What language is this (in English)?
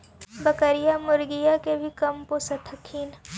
Magahi